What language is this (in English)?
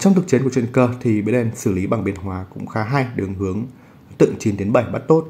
Vietnamese